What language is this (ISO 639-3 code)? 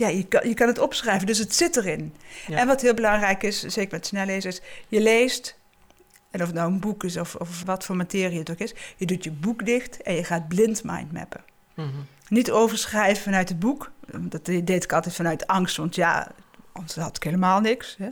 nld